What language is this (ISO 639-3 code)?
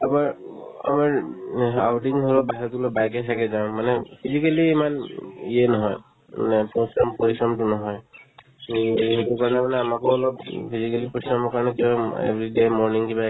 asm